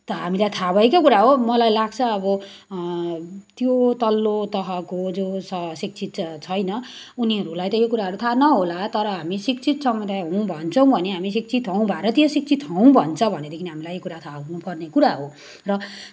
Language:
Nepali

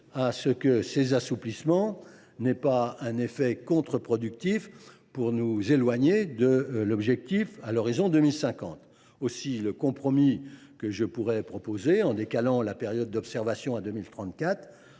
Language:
French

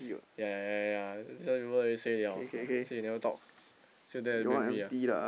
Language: English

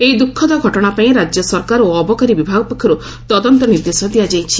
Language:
Odia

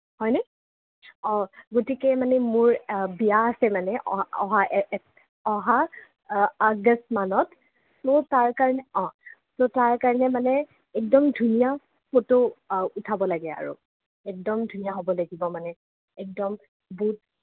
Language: Assamese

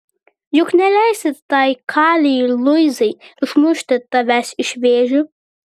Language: Lithuanian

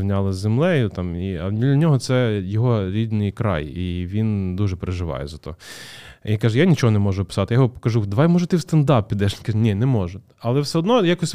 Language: Ukrainian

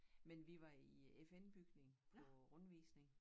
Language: Danish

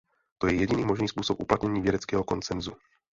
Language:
Czech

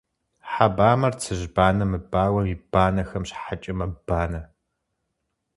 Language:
Kabardian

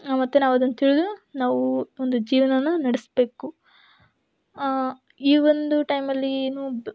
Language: Kannada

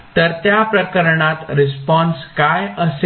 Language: Marathi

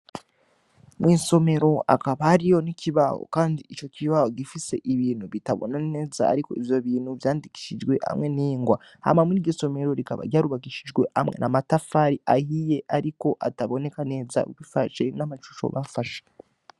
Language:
Rundi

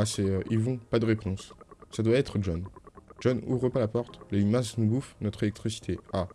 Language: French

